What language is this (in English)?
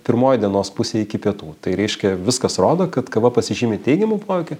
Lithuanian